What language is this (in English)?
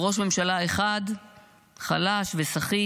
Hebrew